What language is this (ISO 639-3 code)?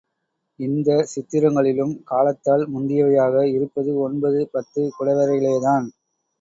tam